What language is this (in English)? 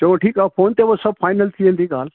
Sindhi